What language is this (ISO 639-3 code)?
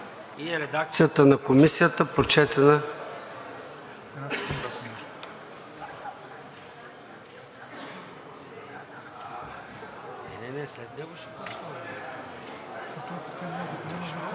bul